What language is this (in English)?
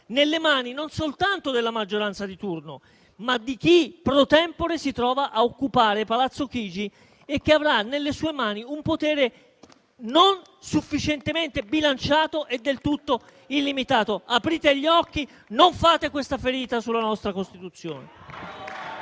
Italian